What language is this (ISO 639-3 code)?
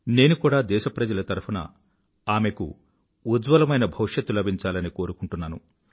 tel